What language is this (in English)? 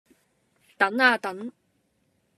Cantonese